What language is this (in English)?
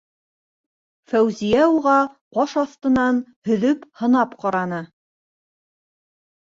Bashkir